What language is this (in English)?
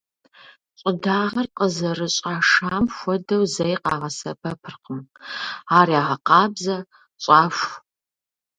Kabardian